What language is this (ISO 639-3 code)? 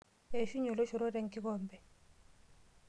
mas